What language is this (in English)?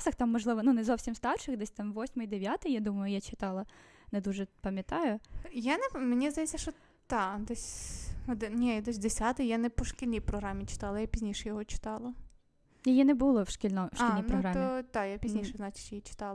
Ukrainian